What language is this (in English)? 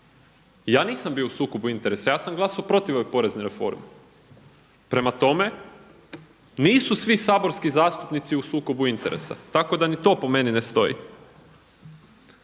Croatian